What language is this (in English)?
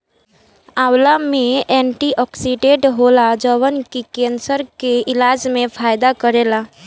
Bhojpuri